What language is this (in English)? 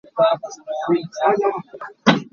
Hakha Chin